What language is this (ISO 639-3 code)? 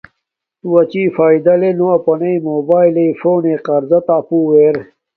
dmk